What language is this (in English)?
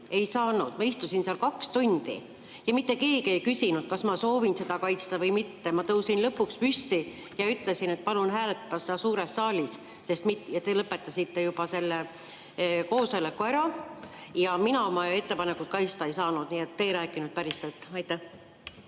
Estonian